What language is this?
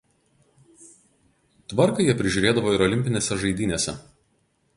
Lithuanian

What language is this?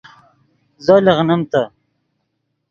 Yidgha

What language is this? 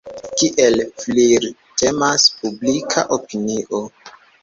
Esperanto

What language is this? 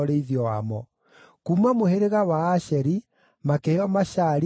Kikuyu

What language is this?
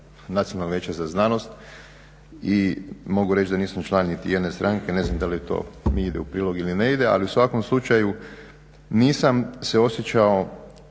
Croatian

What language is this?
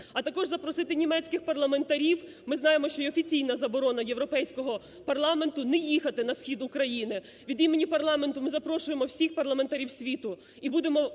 Ukrainian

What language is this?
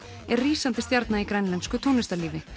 Icelandic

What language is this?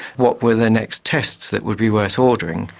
English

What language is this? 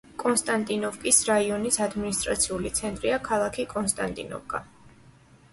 Georgian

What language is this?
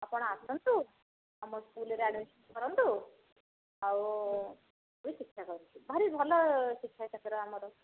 Odia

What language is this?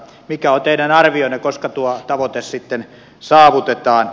Finnish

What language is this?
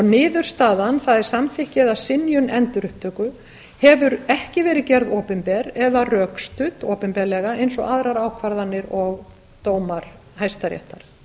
Icelandic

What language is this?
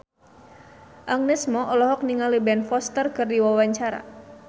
Sundanese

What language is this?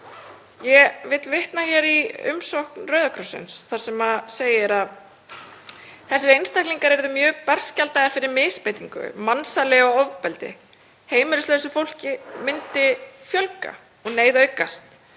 Icelandic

